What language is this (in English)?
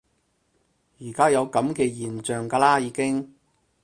Cantonese